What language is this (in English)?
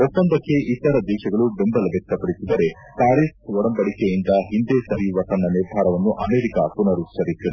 Kannada